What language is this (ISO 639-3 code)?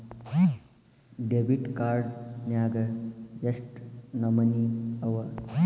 kan